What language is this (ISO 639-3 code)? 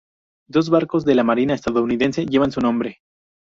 spa